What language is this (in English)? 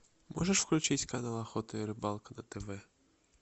Russian